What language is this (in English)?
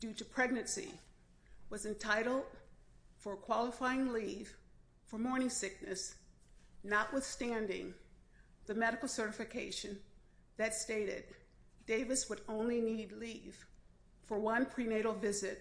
English